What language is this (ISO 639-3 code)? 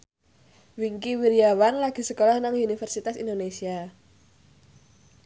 jav